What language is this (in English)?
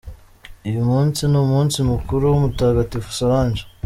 Kinyarwanda